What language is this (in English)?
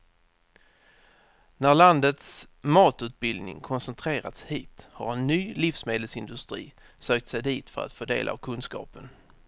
Swedish